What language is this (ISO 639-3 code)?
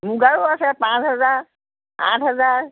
asm